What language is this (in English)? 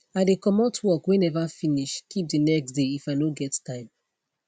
Nigerian Pidgin